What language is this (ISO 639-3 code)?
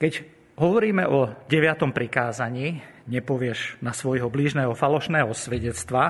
slk